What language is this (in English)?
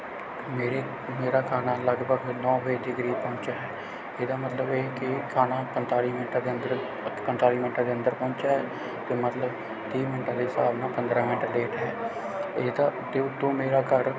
Punjabi